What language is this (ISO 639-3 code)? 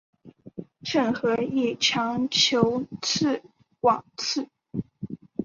zho